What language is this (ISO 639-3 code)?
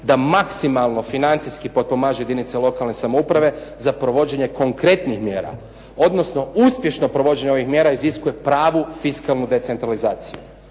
hrv